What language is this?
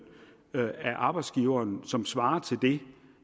Danish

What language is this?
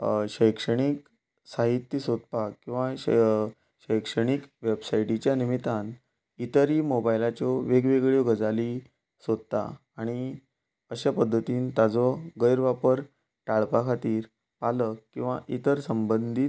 Konkani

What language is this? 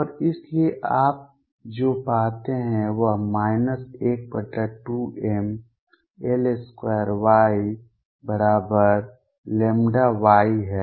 Hindi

